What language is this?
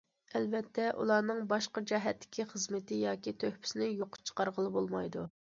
Uyghur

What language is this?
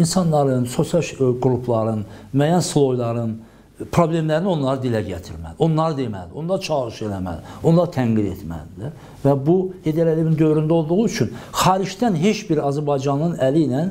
Turkish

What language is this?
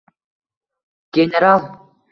Uzbek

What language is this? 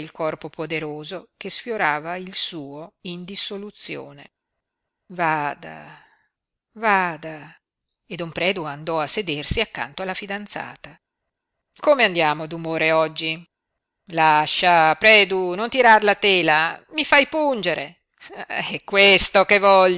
Italian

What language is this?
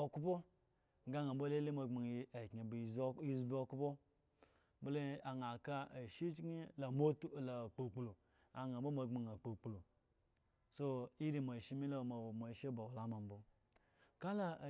Eggon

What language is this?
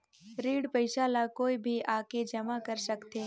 Chhattisgarhi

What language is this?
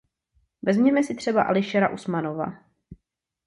Czech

